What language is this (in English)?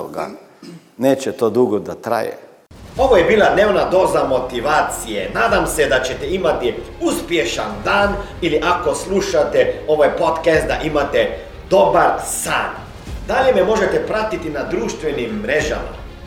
Croatian